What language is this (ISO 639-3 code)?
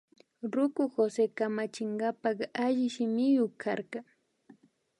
qvi